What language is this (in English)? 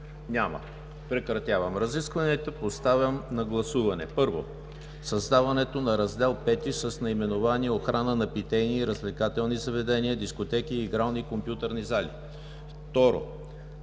Bulgarian